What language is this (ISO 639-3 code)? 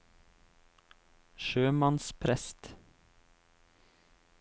nor